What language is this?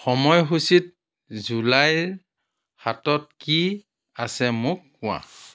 Assamese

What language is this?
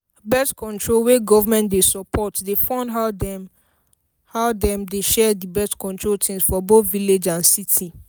Nigerian Pidgin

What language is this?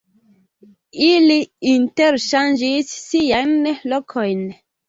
Esperanto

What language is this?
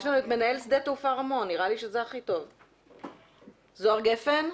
Hebrew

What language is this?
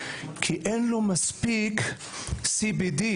Hebrew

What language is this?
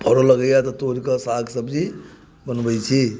Maithili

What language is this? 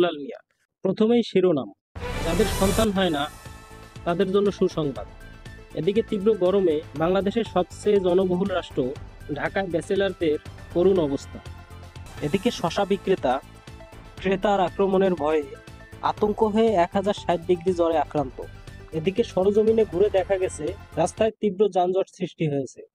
Bangla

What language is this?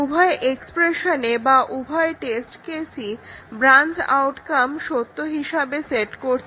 Bangla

